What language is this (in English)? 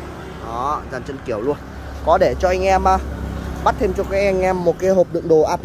Vietnamese